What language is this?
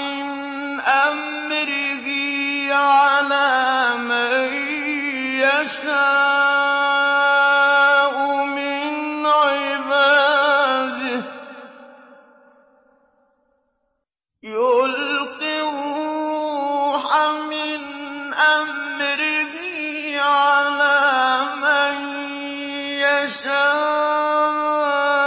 Arabic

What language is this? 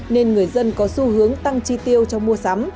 Vietnamese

